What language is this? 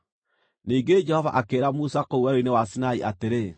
Kikuyu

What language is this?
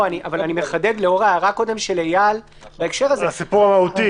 Hebrew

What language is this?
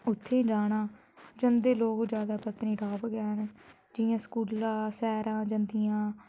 Dogri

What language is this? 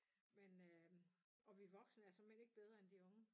Danish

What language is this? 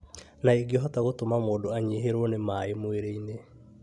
Kikuyu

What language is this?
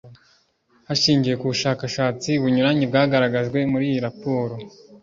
Kinyarwanda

